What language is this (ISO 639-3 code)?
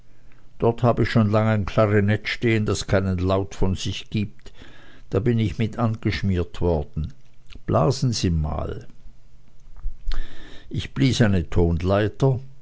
deu